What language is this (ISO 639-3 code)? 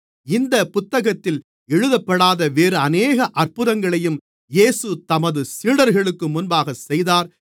tam